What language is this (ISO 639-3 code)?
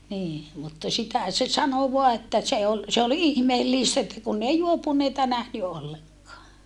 fin